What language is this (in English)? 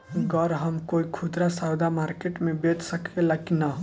Bhojpuri